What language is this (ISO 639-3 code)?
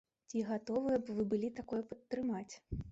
bel